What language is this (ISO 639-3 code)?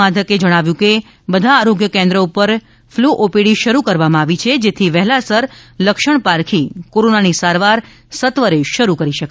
guj